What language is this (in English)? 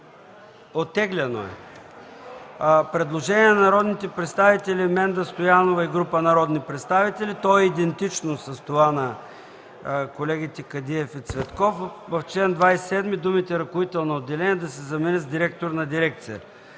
Bulgarian